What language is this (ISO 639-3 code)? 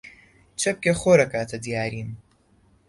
ckb